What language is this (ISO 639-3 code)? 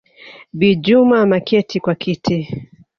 swa